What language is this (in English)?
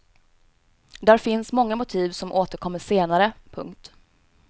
Swedish